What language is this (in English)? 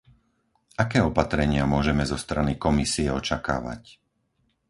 Slovak